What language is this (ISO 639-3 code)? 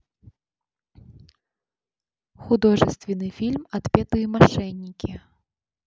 rus